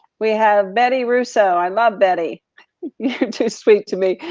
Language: English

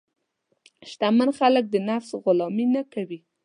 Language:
Pashto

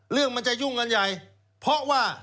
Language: Thai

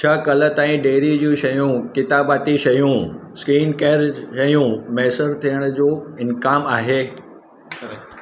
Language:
Sindhi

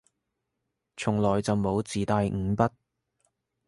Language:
Cantonese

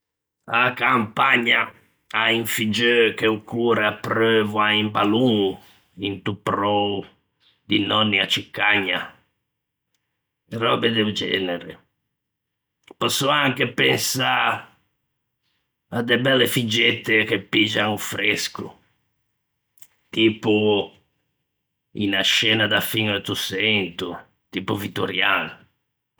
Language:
Ligurian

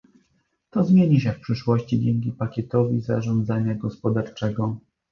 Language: Polish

